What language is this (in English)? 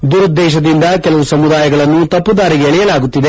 Kannada